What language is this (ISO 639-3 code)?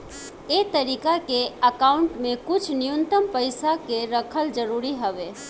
bho